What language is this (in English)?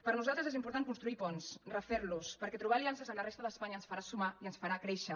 Catalan